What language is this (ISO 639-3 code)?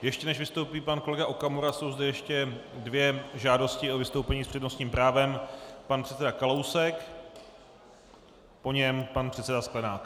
ces